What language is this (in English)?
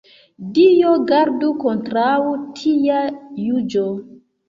Esperanto